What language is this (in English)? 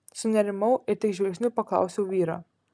Lithuanian